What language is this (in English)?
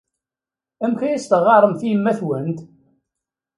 Kabyle